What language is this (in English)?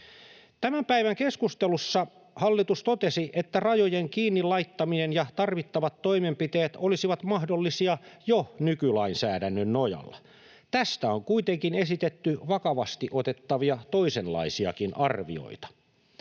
Finnish